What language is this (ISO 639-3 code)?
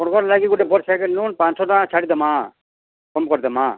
ori